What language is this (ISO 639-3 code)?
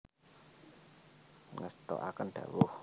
jav